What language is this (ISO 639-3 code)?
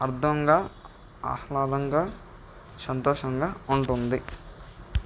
tel